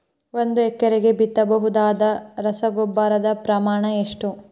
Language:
Kannada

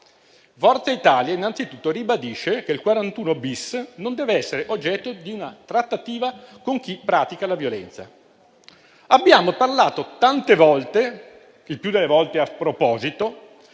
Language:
Italian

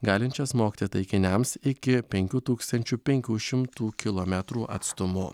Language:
Lithuanian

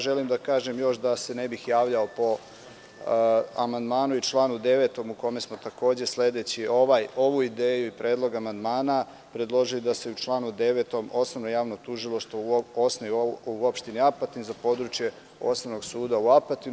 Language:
Serbian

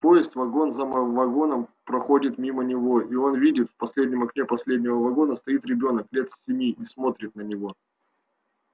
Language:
Russian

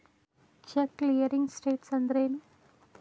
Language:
Kannada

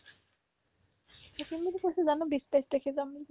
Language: Assamese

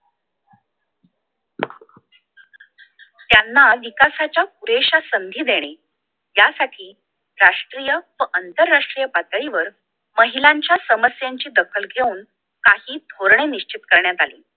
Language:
Marathi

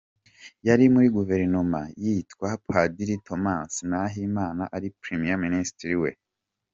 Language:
Kinyarwanda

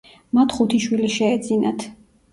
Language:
Georgian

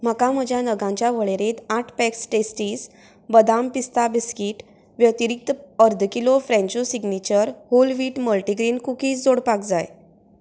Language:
Konkani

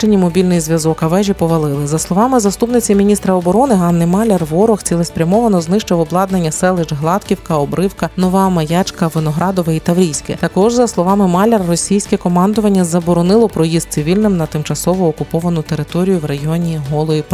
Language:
Ukrainian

